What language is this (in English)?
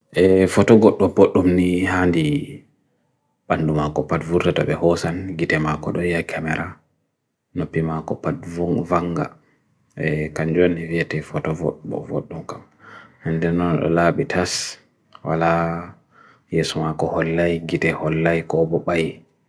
Bagirmi Fulfulde